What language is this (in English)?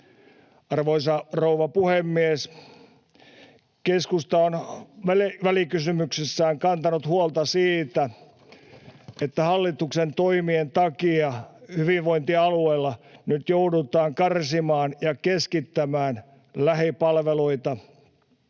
Finnish